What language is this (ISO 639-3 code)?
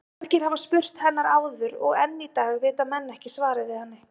isl